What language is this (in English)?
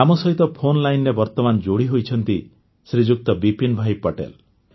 Odia